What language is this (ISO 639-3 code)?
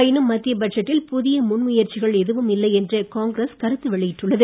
tam